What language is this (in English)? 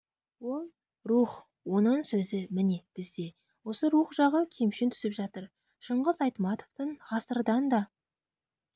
Kazakh